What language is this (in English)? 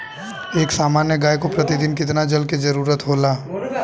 Bhojpuri